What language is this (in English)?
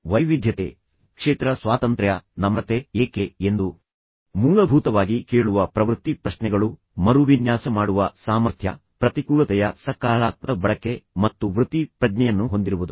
Kannada